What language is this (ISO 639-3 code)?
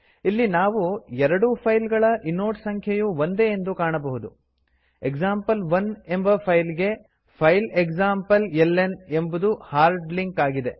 kan